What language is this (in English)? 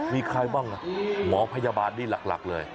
Thai